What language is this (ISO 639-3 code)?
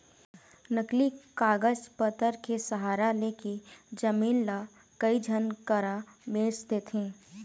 hne